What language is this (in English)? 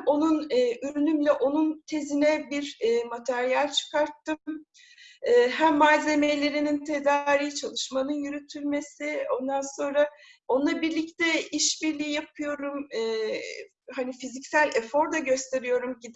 Turkish